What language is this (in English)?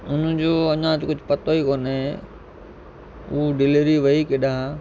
Sindhi